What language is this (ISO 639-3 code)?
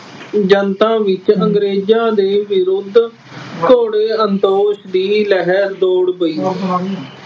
pan